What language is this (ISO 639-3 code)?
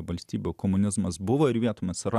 lit